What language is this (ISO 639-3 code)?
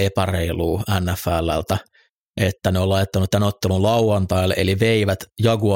fin